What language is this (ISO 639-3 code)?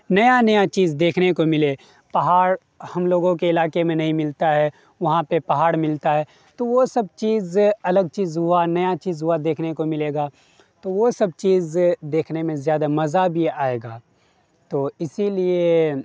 urd